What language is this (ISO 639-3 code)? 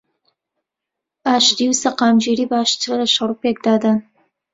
ckb